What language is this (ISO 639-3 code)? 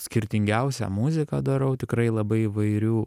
lit